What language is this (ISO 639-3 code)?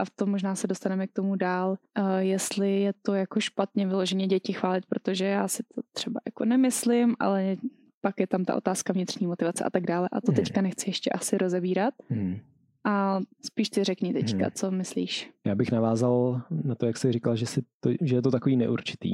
ces